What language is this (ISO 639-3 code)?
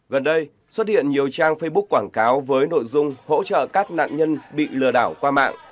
vie